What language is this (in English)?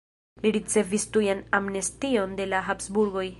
Esperanto